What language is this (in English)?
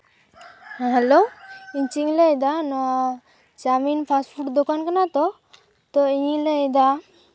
Santali